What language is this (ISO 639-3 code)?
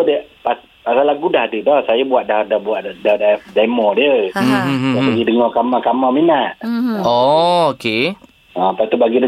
msa